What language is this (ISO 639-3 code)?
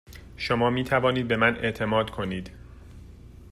fas